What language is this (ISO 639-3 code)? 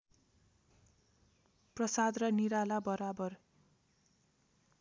nep